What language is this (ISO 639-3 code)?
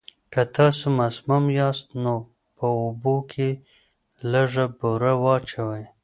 pus